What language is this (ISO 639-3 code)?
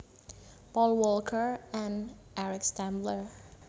jav